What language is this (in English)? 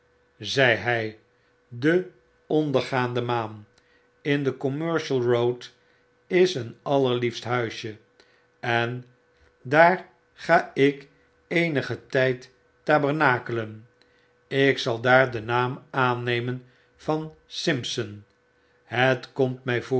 Dutch